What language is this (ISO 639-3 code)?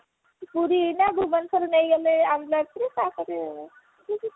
ori